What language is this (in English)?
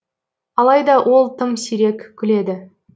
Kazakh